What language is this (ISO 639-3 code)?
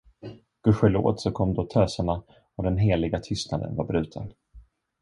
swe